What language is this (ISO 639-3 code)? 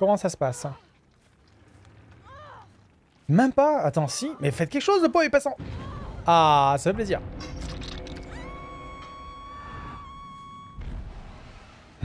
fra